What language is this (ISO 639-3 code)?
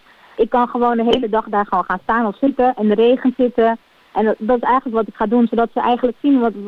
nld